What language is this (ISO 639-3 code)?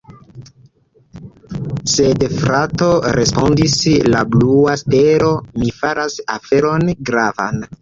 epo